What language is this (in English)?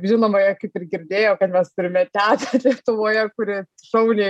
Lithuanian